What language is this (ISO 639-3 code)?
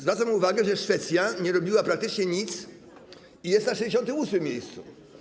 pol